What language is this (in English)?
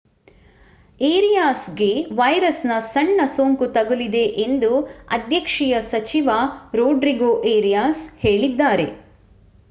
Kannada